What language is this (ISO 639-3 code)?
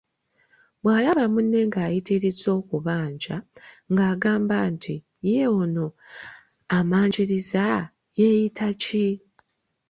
lug